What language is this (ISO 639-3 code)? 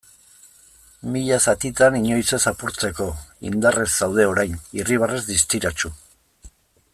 eus